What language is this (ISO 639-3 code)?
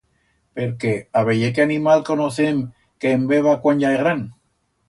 arg